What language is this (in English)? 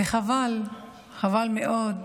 Hebrew